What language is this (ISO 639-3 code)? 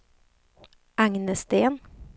swe